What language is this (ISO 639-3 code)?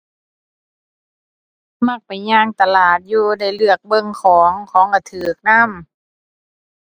tha